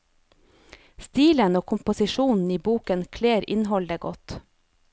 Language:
Norwegian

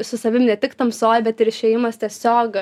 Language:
Lithuanian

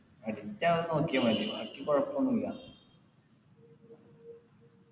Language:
Malayalam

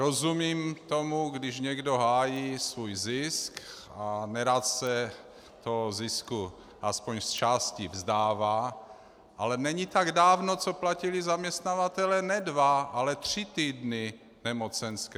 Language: Czech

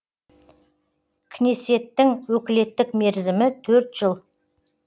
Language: Kazakh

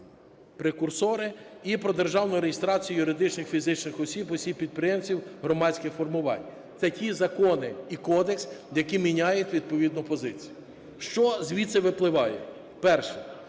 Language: Ukrainian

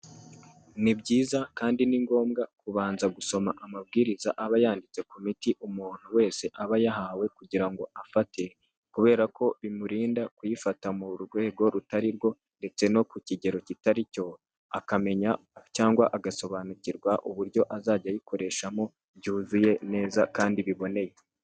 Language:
Kinyarwanda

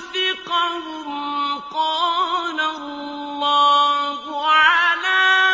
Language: Arabic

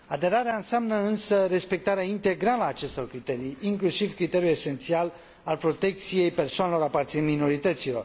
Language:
Romanian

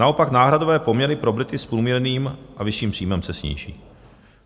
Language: Czech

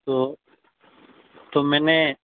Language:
Urdu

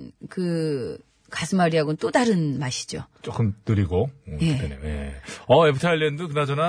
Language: Korean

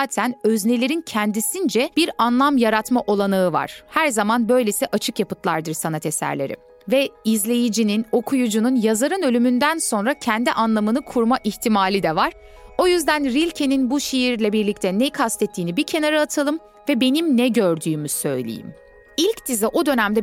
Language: Turkish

